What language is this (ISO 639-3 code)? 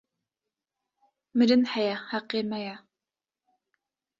kur